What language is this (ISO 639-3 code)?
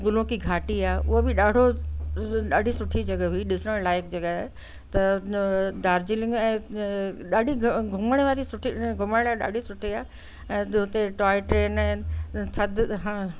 snd